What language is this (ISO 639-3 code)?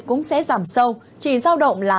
vie